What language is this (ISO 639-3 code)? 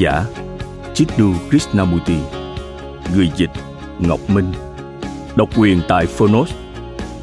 vie